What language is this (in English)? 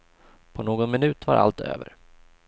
Swedish